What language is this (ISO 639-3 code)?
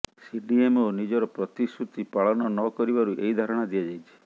ori